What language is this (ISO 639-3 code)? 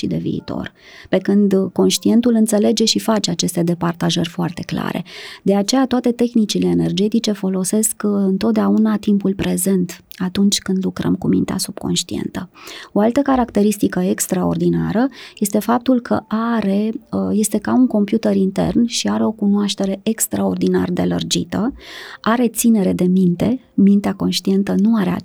ron